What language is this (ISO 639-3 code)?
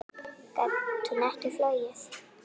isl